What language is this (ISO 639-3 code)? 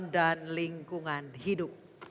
ind